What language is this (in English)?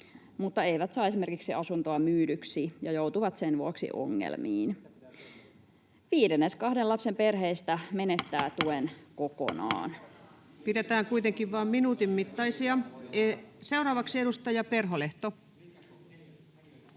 Finnish